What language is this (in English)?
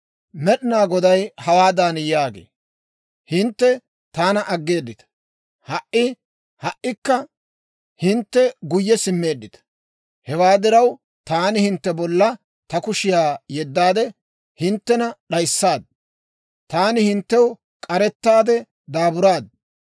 Dawro